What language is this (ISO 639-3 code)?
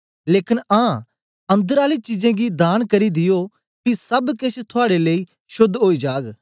doi